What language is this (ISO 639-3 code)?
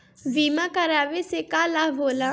bho